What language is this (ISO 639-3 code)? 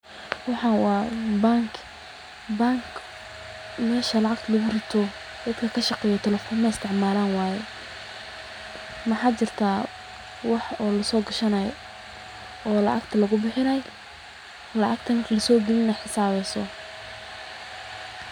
som